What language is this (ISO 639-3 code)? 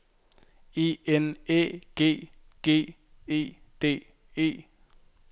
dan